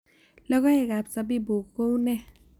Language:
Kalenjin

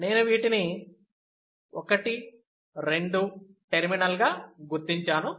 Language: Telugu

